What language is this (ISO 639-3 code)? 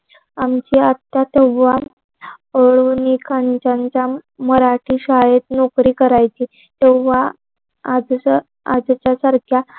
mar